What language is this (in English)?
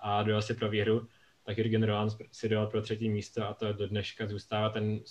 Czech